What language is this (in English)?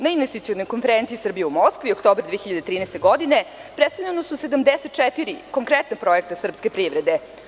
Serbian